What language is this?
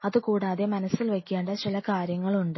Malayalam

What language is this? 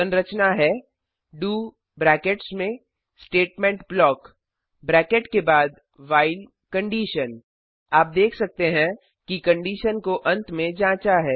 Hindi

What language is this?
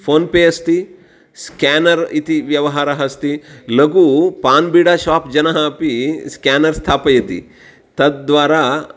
Sanskrit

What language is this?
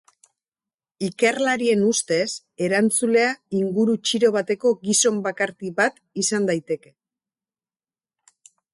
Basque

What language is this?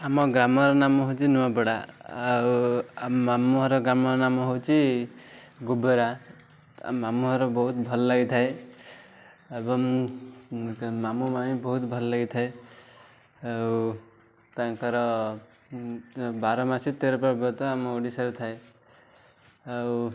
Odia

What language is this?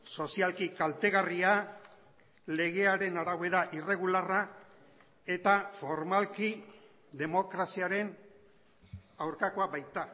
Basque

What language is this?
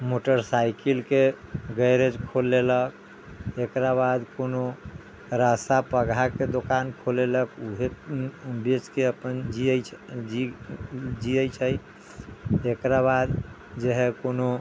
Maithili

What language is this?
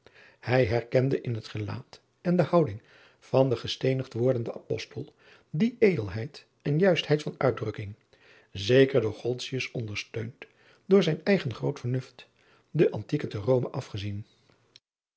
Dutch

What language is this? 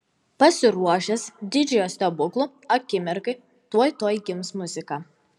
Lithuanian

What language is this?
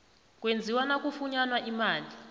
South Ndebele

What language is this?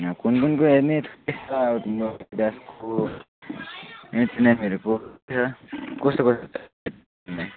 Nepali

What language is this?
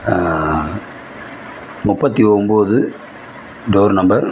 Tamil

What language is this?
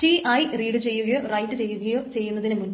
Malayalam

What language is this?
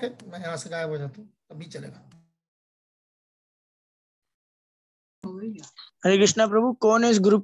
Hindi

